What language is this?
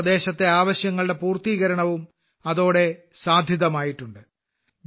Malayalam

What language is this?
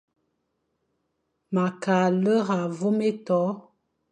Fang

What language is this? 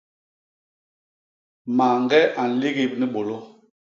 Basaa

